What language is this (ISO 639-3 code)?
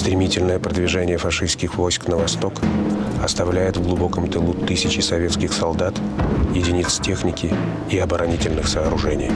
rus